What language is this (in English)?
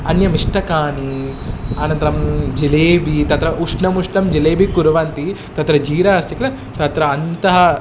Sanskrit